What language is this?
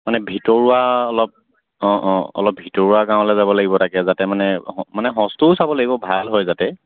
Assamese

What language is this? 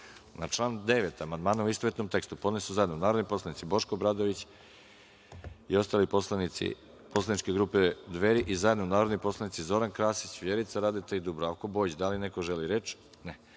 Serbian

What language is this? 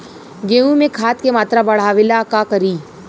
Bhojpuri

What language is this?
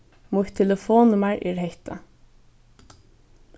Faroese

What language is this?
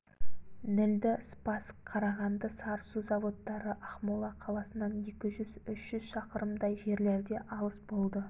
Kazakh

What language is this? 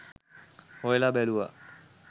Sinhala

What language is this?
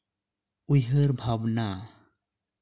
Santali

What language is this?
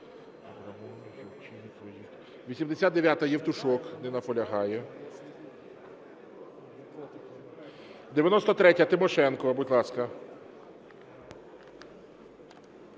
Ukrainian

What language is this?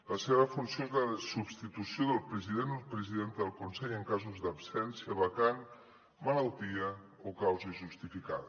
Catalan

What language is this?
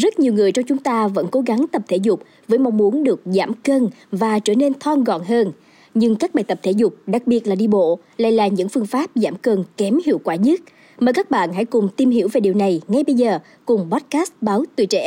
Vietnamese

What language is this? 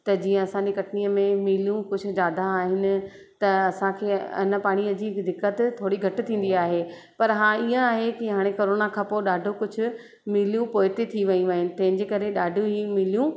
Sindhi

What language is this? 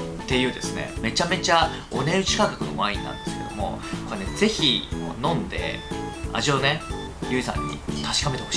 Japanese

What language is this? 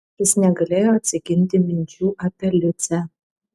Lithuanian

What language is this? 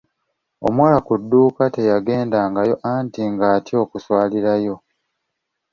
Ganda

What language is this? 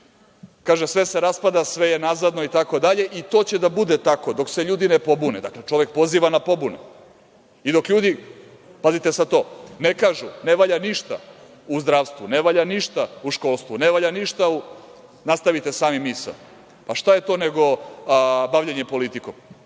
Serbian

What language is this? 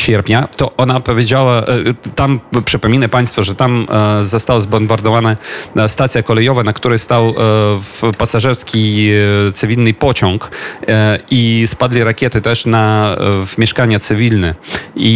Polish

